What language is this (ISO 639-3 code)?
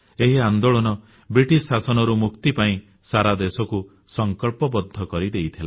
ori